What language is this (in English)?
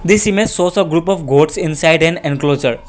English